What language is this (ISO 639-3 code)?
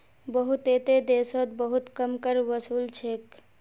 mag